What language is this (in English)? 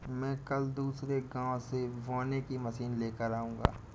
Hindi